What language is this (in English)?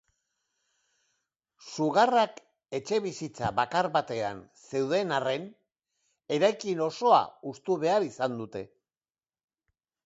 Basque